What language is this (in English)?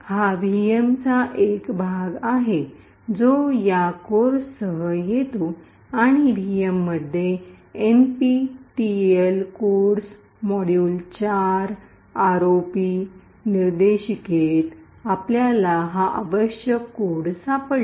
Marathi